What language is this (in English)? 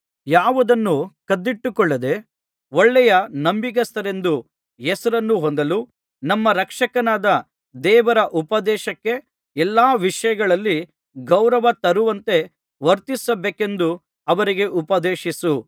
Kannada